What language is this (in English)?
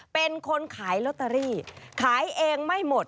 Thai